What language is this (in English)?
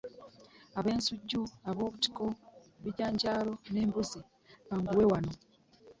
Ganda